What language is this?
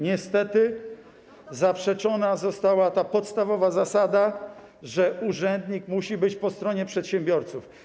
Polish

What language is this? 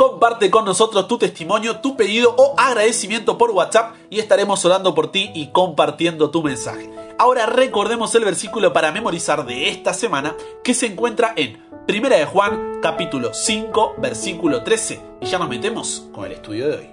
Spanish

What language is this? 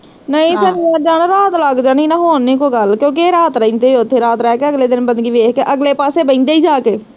Punjabi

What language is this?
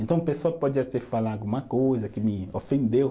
Portuguese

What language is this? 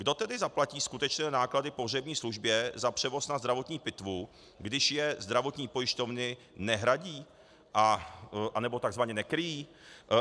Czech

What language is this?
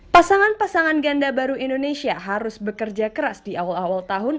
Indonesian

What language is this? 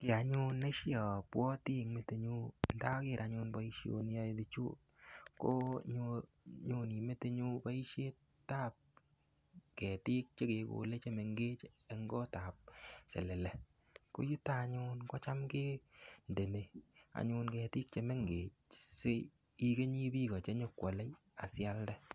Kalenjin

